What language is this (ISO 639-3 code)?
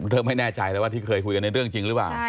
tha